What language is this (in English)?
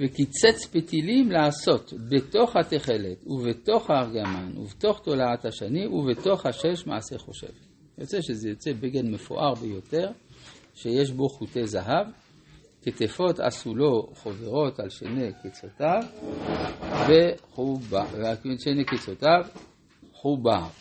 Hebrew